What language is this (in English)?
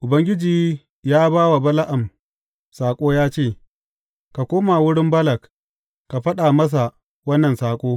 Hausa